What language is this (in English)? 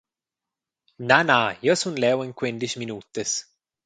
Romansh